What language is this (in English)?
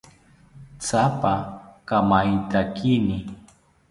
South Ucayali Ashéninka